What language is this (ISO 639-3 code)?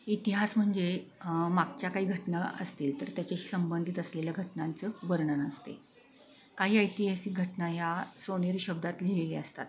mar